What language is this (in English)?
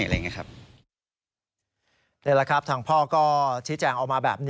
Thai